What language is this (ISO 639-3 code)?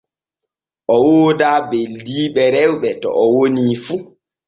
fue